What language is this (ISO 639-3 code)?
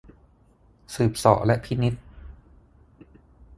tha